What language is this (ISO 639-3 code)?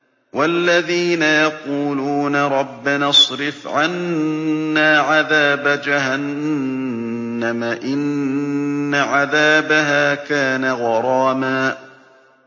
ara